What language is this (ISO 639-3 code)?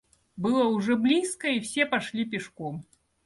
rus